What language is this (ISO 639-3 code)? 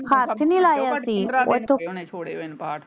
pan